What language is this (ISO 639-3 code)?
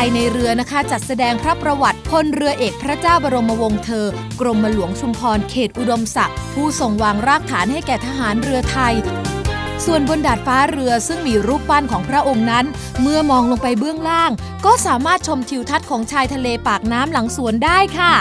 tha